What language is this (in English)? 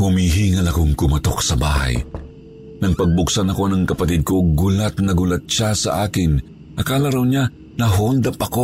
Filipino